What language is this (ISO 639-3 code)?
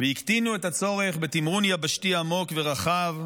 heb